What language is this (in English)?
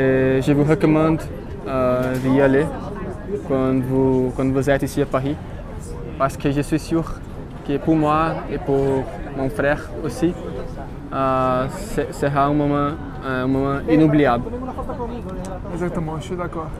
French